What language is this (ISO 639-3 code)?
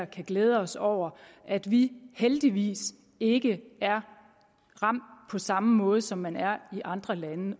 dan